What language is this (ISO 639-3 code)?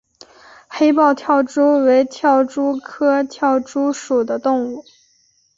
zho